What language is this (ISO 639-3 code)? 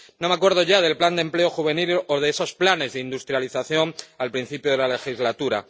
spa